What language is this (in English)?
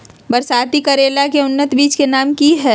Magahi